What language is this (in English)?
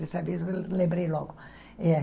Portuguese